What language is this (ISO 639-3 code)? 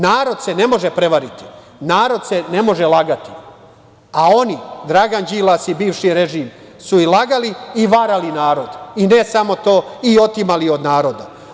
srp